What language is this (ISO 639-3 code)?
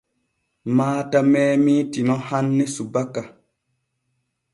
fue